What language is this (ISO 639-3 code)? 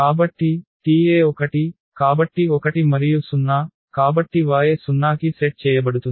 tel